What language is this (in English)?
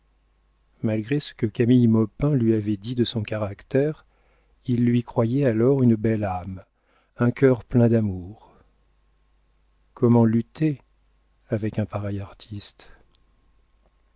French